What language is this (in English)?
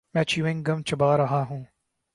Urdu